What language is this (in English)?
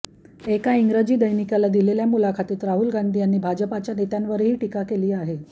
Marathi